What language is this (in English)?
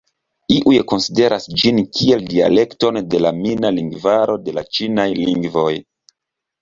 Esperanto